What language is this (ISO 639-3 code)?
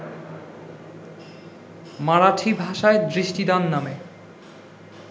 ben